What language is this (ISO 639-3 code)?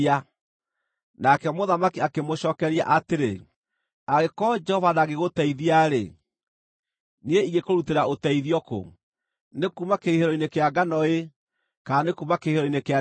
kik